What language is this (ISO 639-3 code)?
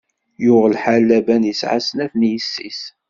kab